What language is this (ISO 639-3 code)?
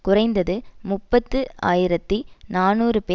tam